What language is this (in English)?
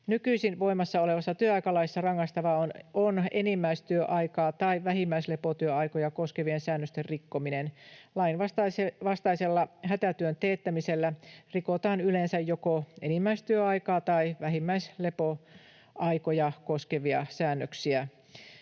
Finnish